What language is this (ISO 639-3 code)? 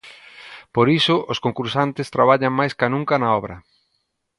glg